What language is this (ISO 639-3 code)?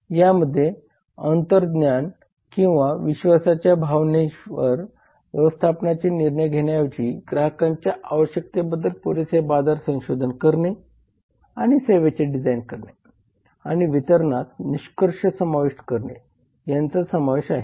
mar